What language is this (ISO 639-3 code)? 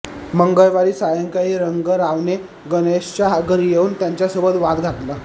mar